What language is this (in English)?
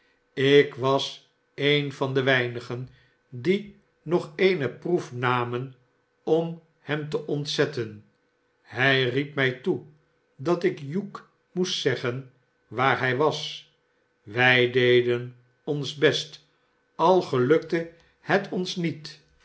Dutch